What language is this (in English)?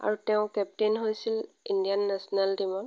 Assamese